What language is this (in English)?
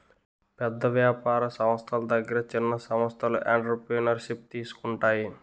Telugu